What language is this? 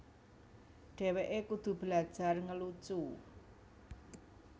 Javanese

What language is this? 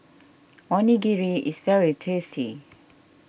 English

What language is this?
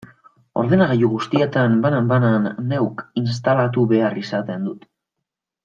Basque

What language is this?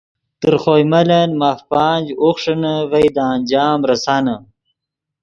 Yidgha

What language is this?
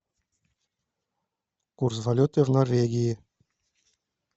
Russian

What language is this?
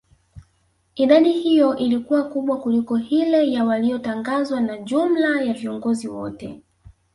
Swahili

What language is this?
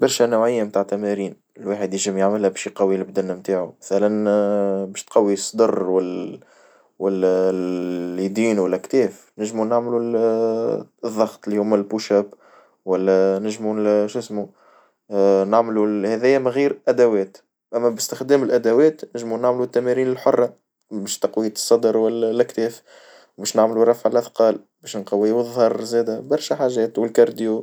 Tunisian Arabic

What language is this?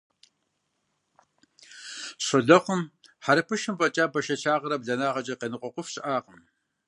Kabardian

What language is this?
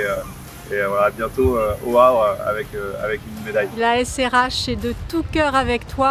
French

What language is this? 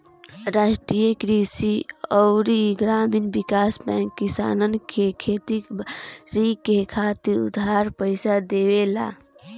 Bhojpuri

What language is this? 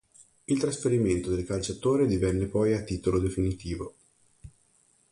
Italian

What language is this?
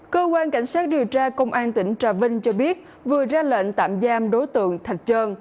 Vietnamese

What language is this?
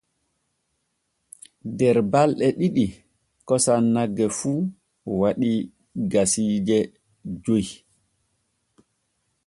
Borgu Fulfulde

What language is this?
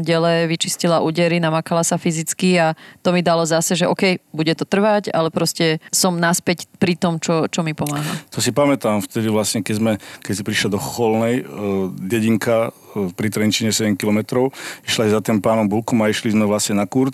Slovak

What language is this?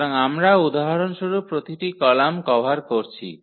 Bangla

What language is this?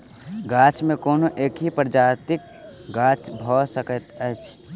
Maithili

